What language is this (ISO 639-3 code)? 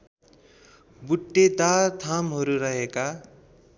nep